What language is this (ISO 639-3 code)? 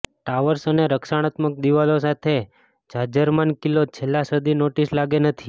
guj